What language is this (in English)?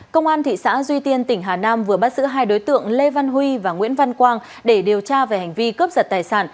Vietnamese